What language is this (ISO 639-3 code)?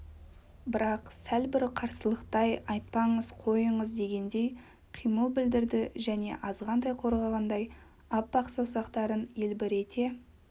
kaz